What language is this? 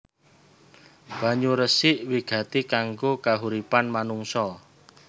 Javanese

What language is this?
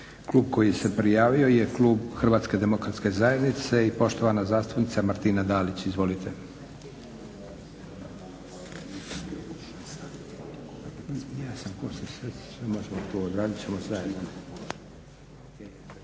Croatian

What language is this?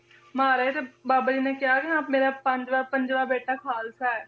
Punjabi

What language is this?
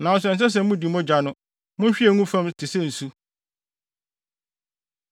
Akan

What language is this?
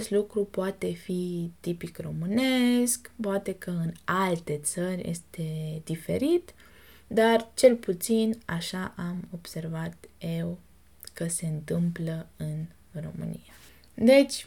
Romanian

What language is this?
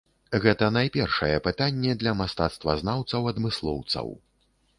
Belarusian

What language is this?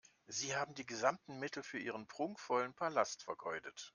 German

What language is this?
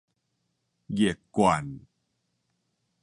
Min Nan Chinese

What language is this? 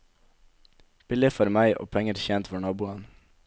Norwegian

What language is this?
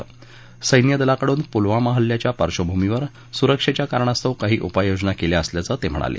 Marathi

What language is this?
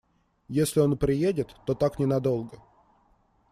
Russian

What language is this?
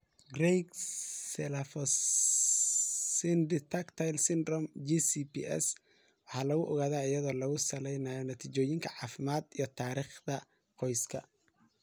Somali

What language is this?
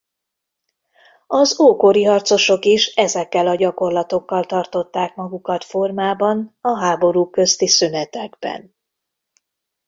Hungarian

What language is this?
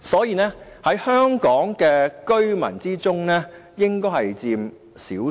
Cantonese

